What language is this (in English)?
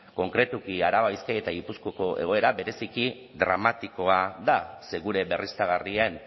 Basque